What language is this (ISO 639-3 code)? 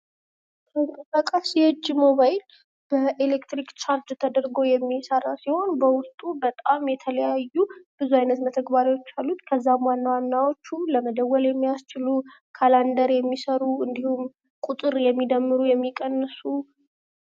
amh